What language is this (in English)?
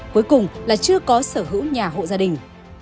Vietnamese